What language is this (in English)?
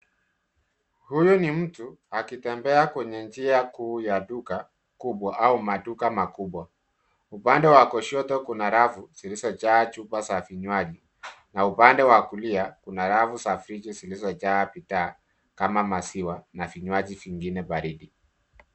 Swahili